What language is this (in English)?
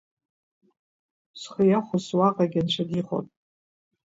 Abkhazian